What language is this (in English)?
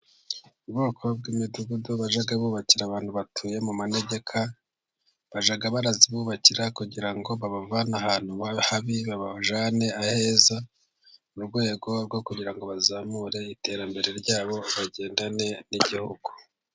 Kinyarwanda